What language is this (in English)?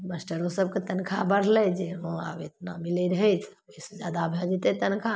Maithili